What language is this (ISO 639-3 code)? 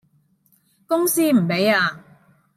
yue